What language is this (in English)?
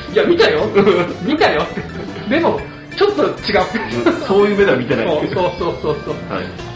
Japanese